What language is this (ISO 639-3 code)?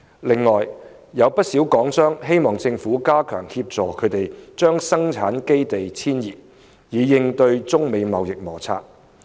yue